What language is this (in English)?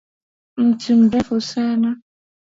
Swahili